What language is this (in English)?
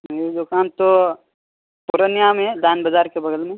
Urdu